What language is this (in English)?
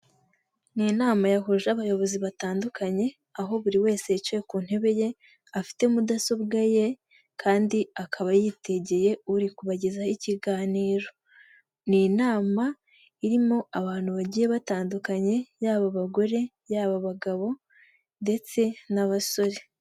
Kinyarwanda